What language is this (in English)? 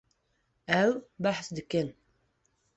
Kurdish